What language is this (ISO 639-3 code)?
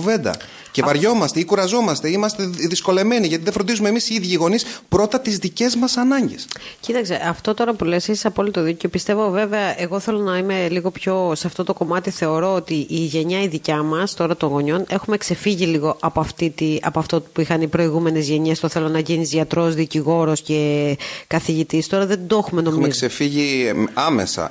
ell